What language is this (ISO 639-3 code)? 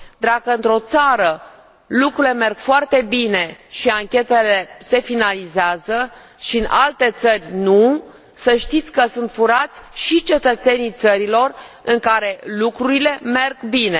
ron